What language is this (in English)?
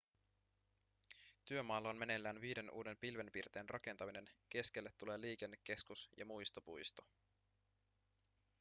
Finnish